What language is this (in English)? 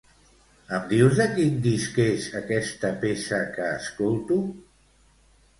Catalan